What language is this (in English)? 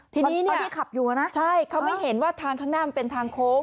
Thai